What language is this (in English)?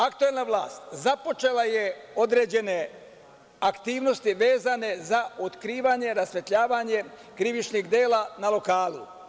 Serbian